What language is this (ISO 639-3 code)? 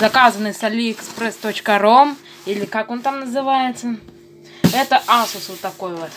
rus